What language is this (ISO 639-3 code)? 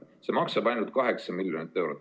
est